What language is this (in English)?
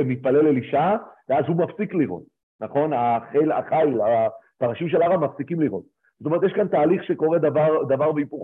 Hebrew